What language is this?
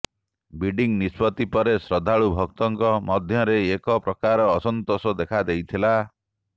Odia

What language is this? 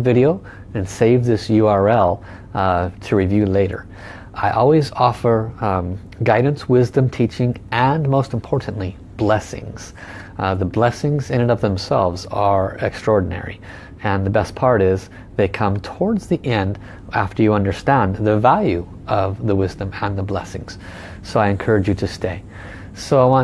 English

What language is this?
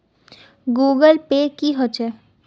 Magahi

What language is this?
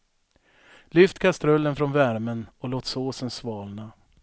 Swedish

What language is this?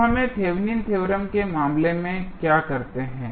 Hindi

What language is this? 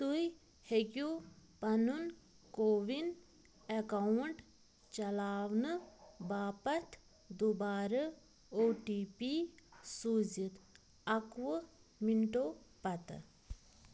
Kashmiri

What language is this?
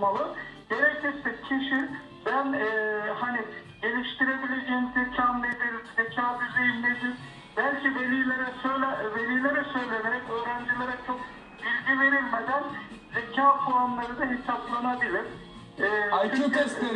Turkish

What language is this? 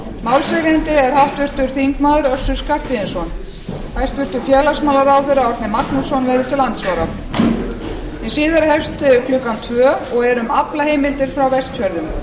Icelandic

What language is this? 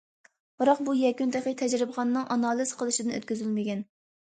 Uyghur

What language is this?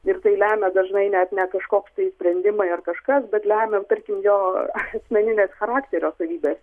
Lithuanian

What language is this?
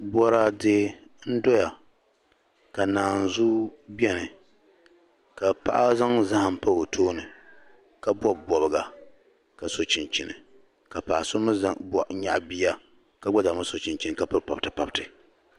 Dagbani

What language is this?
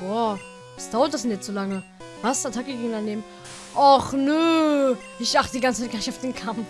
German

